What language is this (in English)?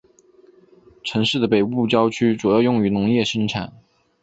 Chinese